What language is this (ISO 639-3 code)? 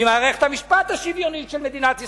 heb